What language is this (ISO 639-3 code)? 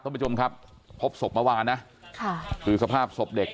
tha